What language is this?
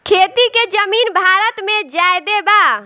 Bhojpuri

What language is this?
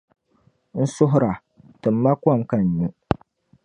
Dagbani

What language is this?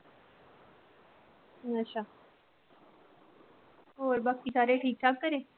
Punjabi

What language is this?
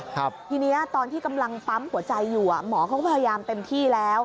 Thai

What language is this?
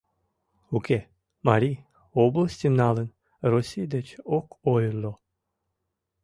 Mari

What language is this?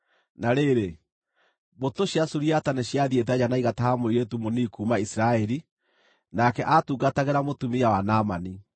Kikuyu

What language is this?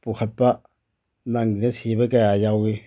Manipuri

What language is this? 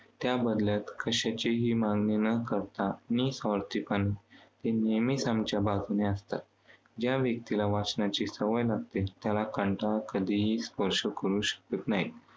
Marathi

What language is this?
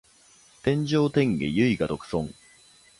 Japanese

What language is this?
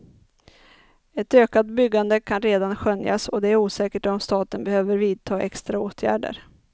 Swedish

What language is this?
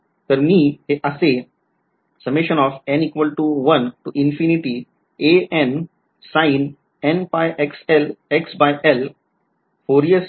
Marathi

